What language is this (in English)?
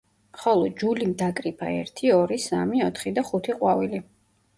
Georgian